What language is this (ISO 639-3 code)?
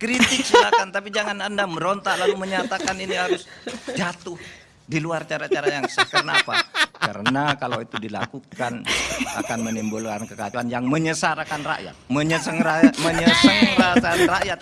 ind